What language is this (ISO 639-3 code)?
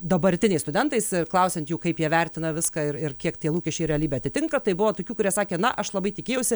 lit